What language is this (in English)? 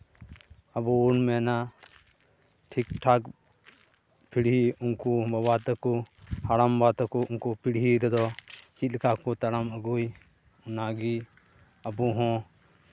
Santali